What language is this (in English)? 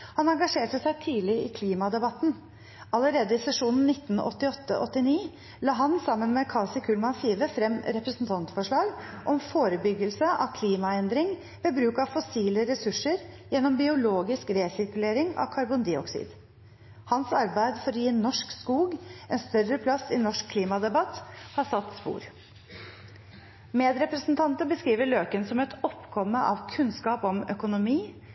Norwegian Bokmål